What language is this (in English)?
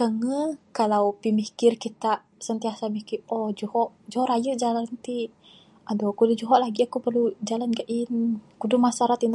Bukar-Sadung Bidayuh